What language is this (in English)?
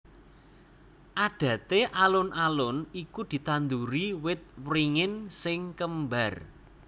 Javanese